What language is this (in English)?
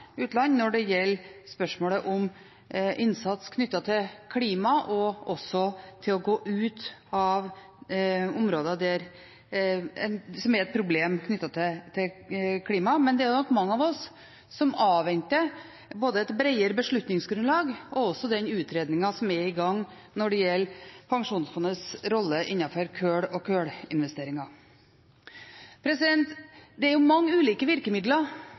Norwegian Bokmål